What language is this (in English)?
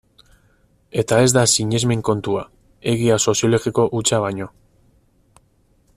Basque